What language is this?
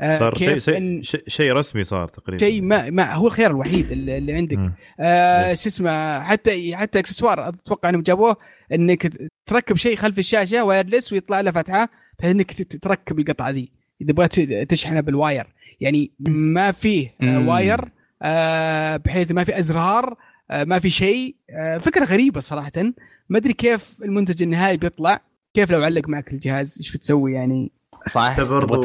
Arabic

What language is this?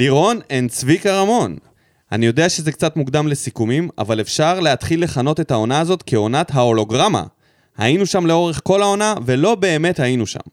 Hebrew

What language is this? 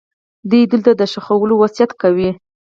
Pashto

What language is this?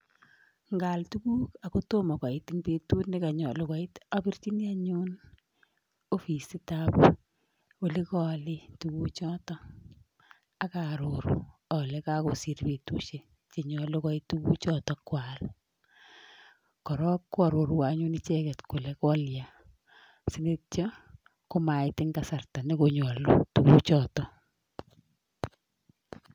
Kalenjin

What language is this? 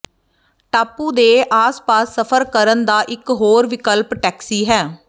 Punjabi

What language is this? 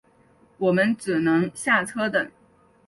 Chinese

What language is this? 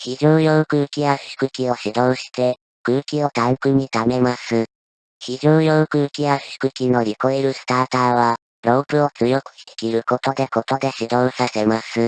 Japanese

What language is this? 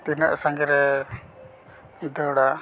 Santali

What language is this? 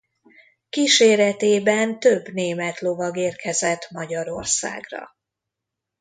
Hungarian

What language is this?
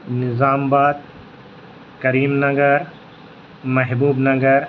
Urdu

